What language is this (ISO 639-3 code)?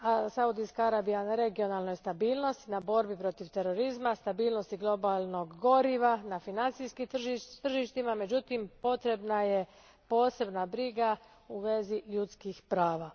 hrv